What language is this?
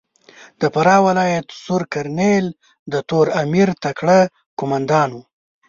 Pashto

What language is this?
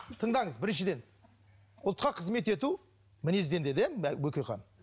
Kazakh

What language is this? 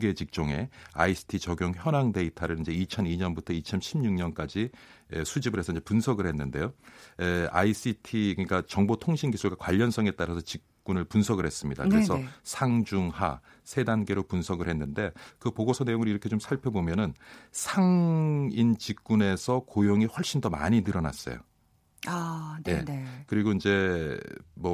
Korean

